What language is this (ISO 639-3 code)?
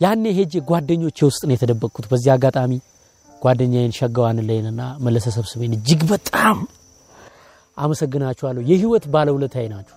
amh